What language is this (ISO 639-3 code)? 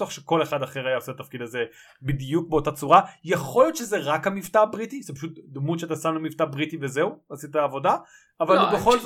heb